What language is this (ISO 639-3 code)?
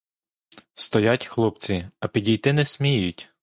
ukr